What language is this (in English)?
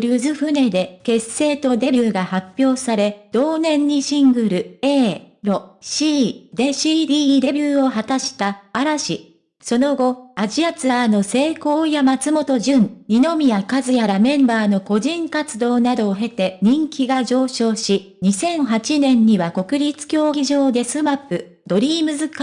Japanese